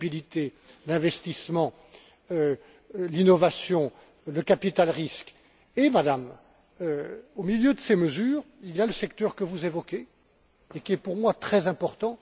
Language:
French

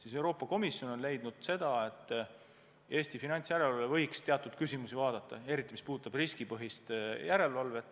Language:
Estonian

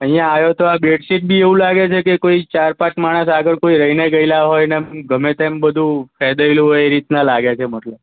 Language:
Gujarati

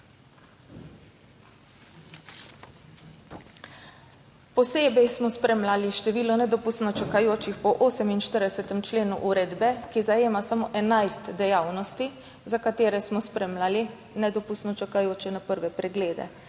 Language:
Slovenian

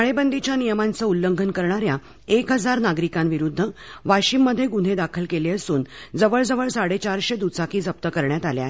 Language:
Marathi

